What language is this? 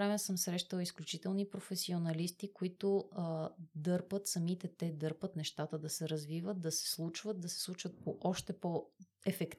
Bulgarian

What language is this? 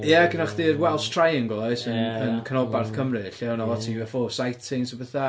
Welsh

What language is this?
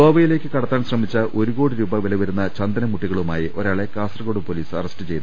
Malayalam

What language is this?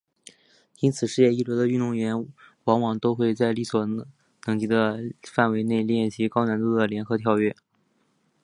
Chinese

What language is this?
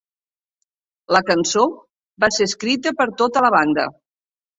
Catalan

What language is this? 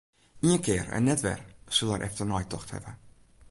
Western Frisian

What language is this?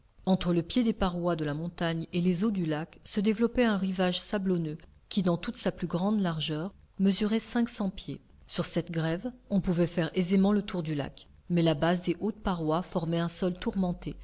French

